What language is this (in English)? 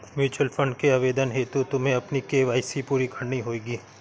Hindi